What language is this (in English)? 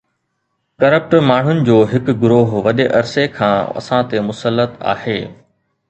Sindhi